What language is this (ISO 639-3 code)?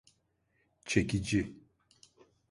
tur